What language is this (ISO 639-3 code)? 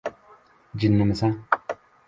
uzb